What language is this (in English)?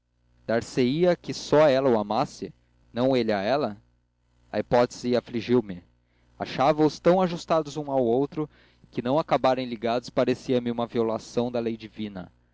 Portuguese